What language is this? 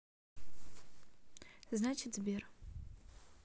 Russian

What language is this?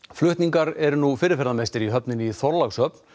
Icelandic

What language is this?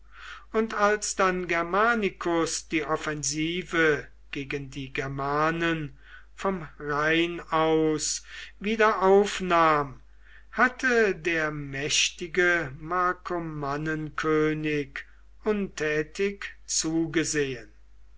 German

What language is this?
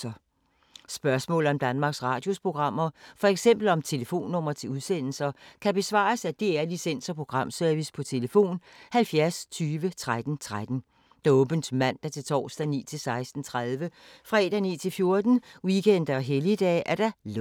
Danish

